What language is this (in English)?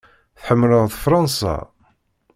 Kabyle